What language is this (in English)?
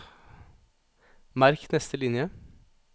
Norwegian